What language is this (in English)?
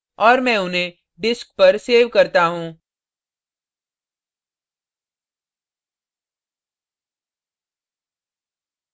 Hindi